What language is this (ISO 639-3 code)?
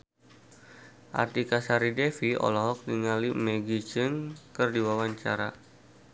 sun